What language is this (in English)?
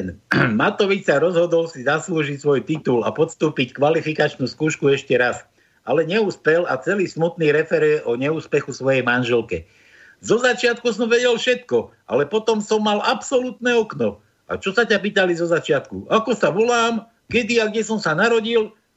Slovak